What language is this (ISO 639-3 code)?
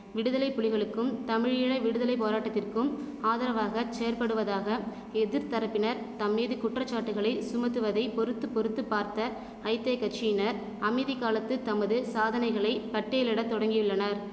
tam